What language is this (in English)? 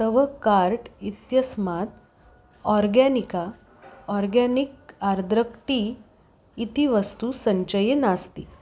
Sanskrit